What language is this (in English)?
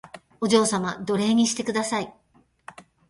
Japanese